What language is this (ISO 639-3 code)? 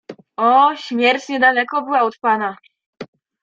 pol